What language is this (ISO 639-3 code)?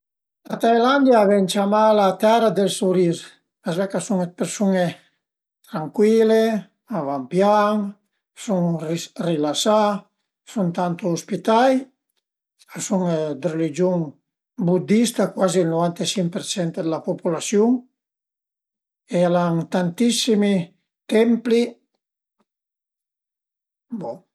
pms